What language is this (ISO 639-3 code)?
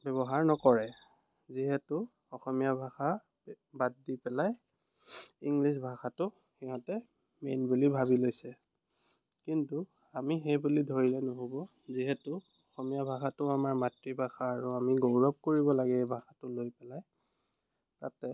asm